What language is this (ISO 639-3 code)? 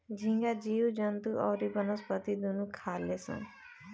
bho